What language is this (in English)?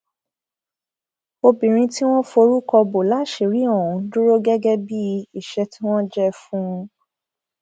Yoruba